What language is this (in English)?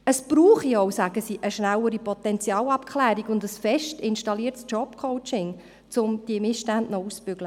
Swiss German